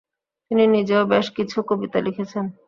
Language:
Bangla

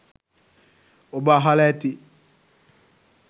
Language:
Sinhala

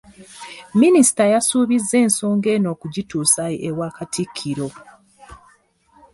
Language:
Ganda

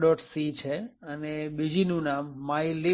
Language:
Gujarati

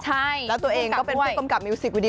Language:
Thai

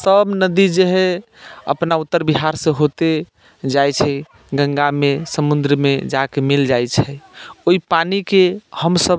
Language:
Maithili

